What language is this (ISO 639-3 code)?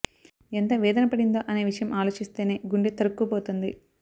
tel